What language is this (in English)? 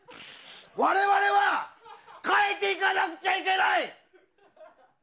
Japanese